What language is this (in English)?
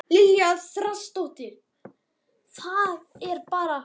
Icelandic